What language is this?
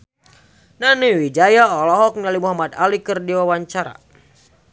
Sundanese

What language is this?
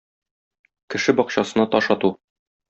Tatar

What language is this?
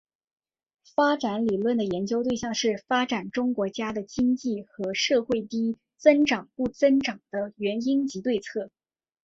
Chinese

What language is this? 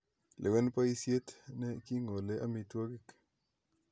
Kalenjin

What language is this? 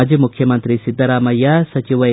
Kannada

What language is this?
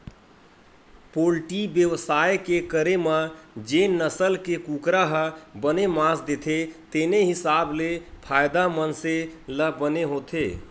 Chhattisgarhi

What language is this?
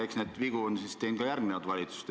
Estonian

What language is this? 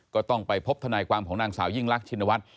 Thai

